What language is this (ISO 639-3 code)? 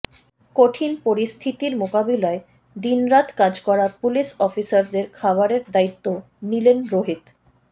ben